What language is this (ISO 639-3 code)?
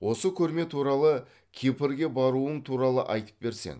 kaz